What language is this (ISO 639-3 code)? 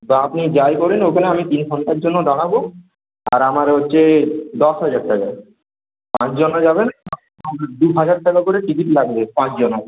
ben